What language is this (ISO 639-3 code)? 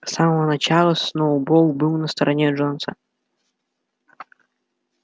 rus